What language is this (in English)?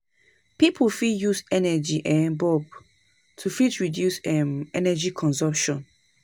Nigerian Pidgin